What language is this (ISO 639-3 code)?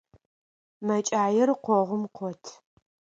ady